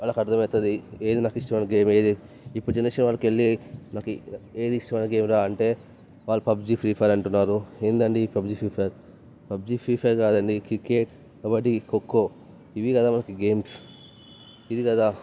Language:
Telugu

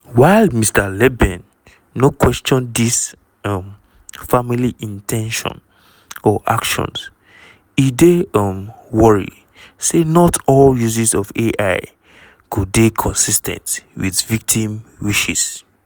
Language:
Nigerian Pidgin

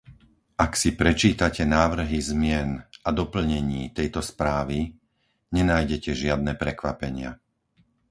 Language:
Slovak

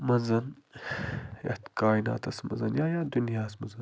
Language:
Kashmiri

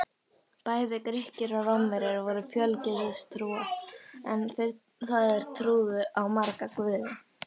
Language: Icelandic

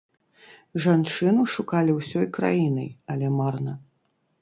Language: Belarusian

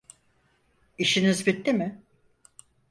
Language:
Turkish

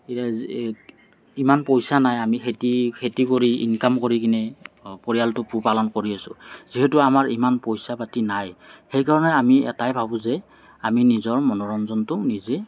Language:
Assamese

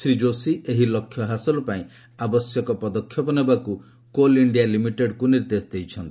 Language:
Odia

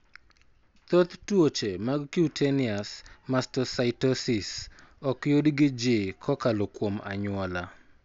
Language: Luo (Kenya and Tanzania)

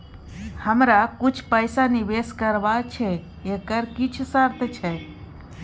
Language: Maithili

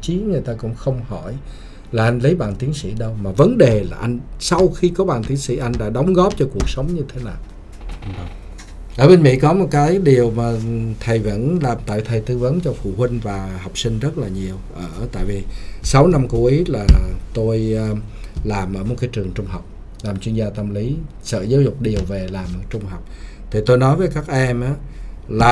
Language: Vietnamese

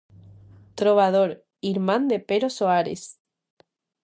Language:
Galician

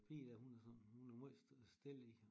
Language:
Danish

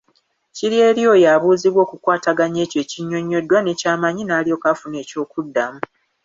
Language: Ganda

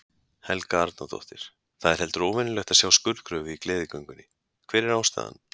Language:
Icelandic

